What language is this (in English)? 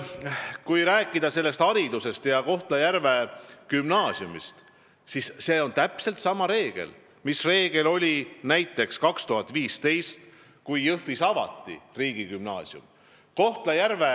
Estonian